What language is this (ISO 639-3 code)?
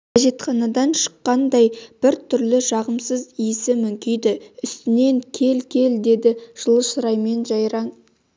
kaz